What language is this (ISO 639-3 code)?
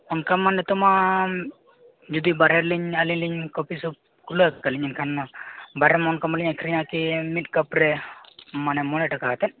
sat